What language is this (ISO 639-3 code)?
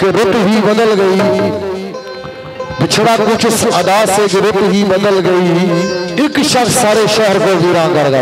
ara